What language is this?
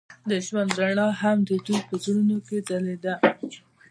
Pashto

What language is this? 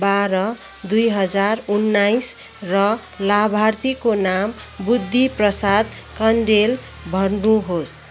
Nepali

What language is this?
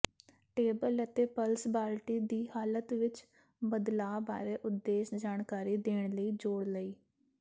Punjabi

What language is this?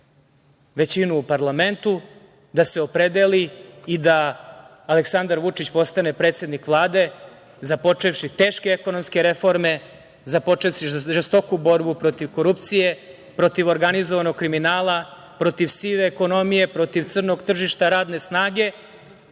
Serbian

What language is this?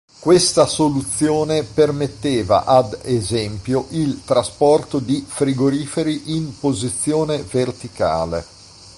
Italian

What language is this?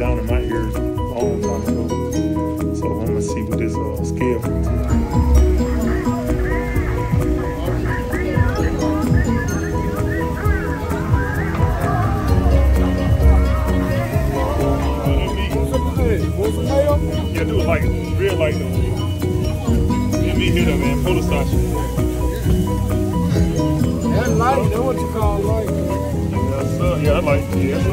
English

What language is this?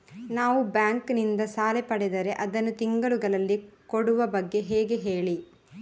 Kannada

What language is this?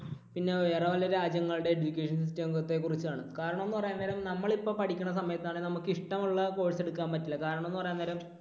Malayalam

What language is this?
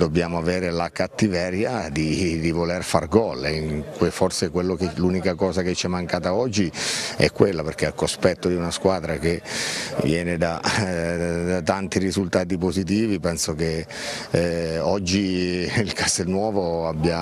Italian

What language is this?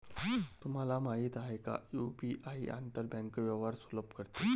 Marathi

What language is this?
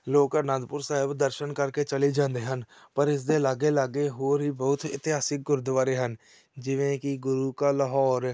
Punjabi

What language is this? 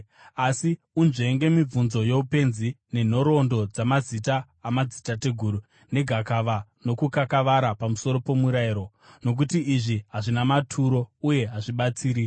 Shona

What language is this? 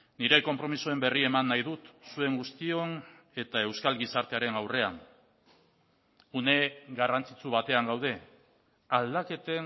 Basque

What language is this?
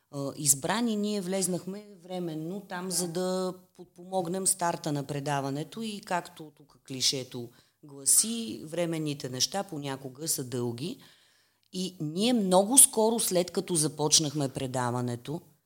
Bulgarian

